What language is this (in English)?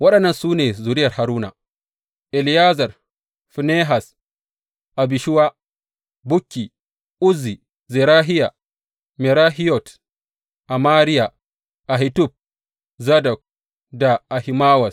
Hausa